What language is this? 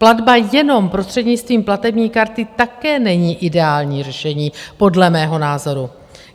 Czech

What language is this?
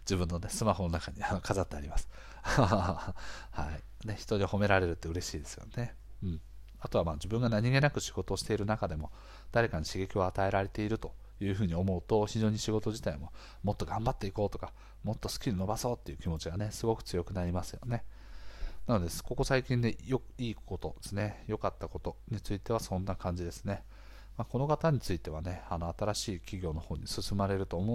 Japanese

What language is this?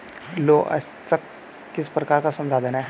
Hindi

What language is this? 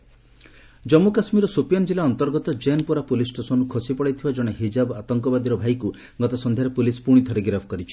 Odia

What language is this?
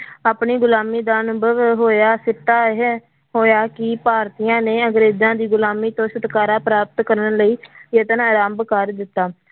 Punjabi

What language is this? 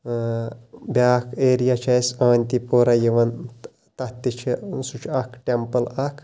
Kashmiri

